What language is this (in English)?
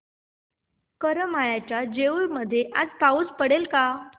Marathi